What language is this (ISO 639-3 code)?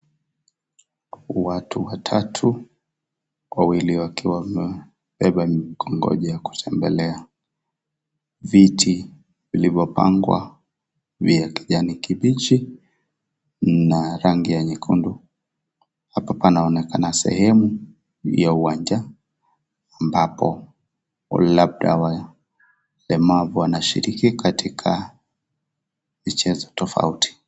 swa